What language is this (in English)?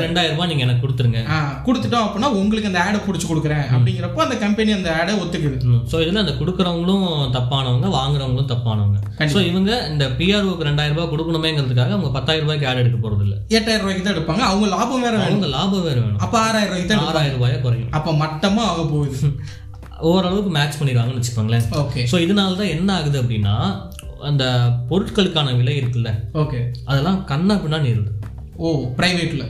Tamil